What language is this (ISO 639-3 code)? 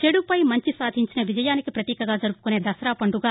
tel